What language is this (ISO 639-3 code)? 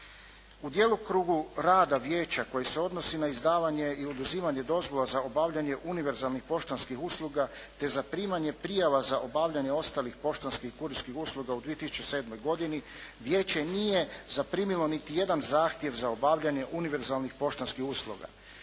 hrv